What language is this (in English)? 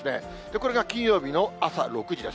Japanese